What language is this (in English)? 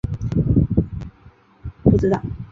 Chinese